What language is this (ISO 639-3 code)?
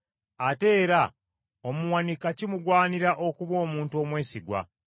lug